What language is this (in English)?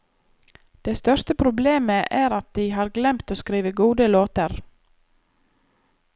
Norwegian